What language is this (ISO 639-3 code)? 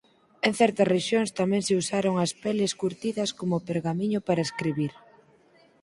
glg